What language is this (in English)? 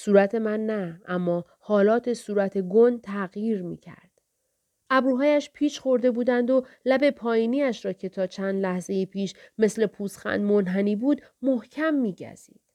Persian